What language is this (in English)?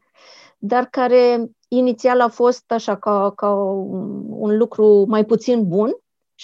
Romanian